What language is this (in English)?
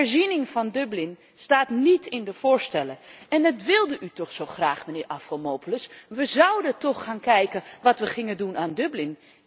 Dutch